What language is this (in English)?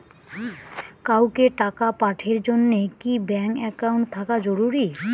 Bangla